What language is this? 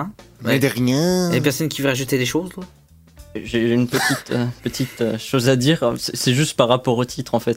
French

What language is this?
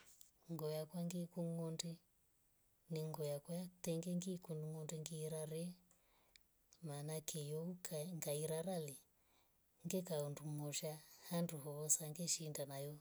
Rombo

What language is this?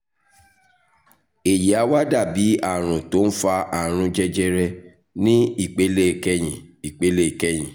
Yoruba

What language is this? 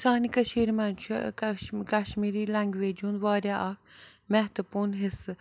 Kashmiri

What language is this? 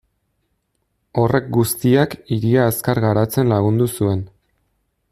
Basque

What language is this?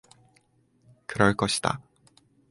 Korean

